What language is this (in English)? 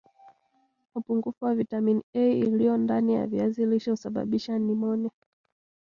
Swahili